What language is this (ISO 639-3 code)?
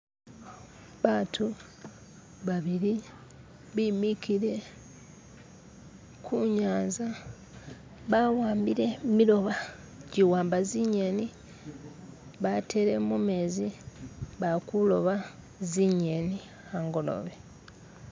myx